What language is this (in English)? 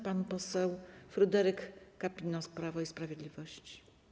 Polish